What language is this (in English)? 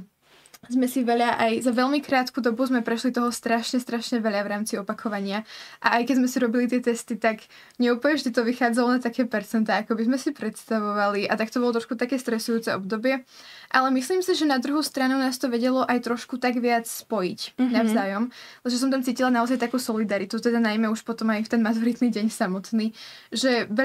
Slovak